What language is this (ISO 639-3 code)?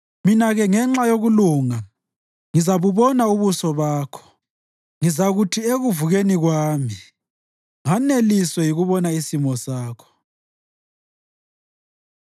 nde